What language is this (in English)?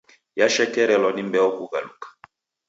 Taita